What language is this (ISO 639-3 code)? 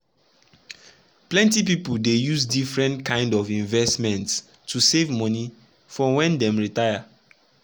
pcm